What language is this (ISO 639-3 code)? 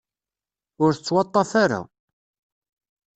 kab